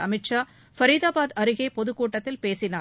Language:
Tamil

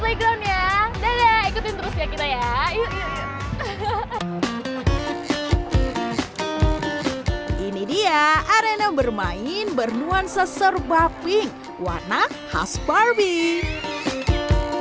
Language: Indonesian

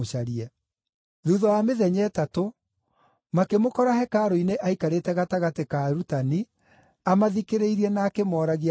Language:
Kikuyu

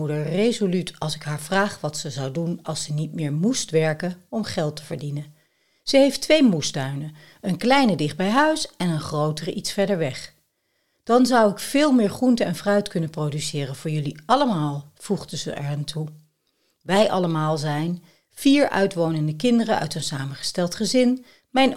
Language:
Dutch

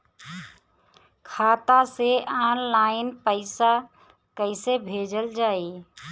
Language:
Bhojpuri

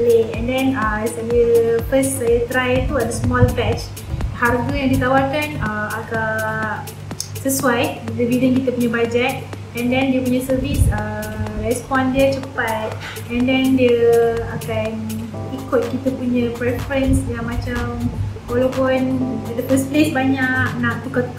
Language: Malay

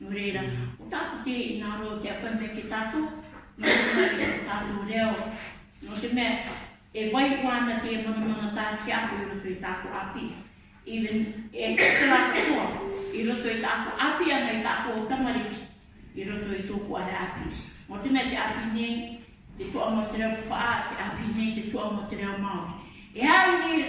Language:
Māori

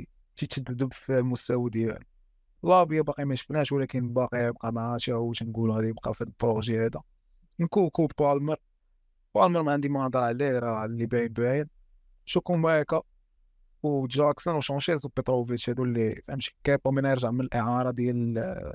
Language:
Arabic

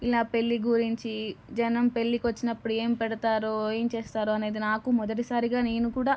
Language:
Telugu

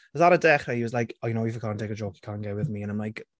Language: Welsh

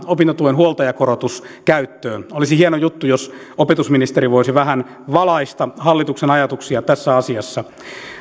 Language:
Finnish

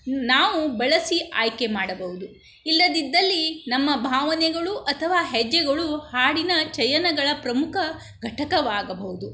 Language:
Kannada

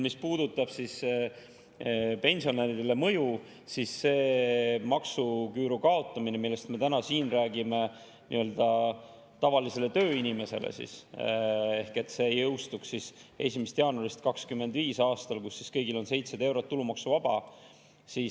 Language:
Estonian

